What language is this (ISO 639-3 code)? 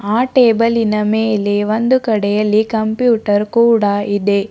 kan